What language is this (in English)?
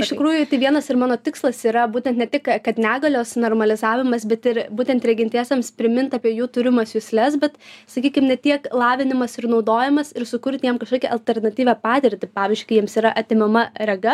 Lithuanian